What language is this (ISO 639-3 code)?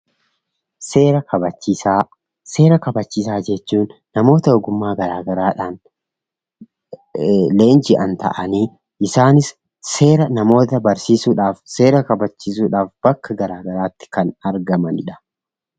orm